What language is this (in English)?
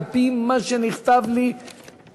Hebrew